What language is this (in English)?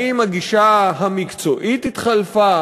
Hebrew